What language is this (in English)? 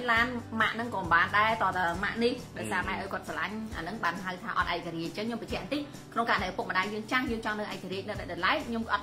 Vietnamese